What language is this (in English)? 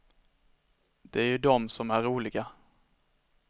Swedish